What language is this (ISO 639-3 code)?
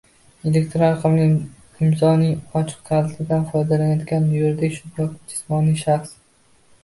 uzb